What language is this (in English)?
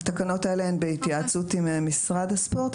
Hebrew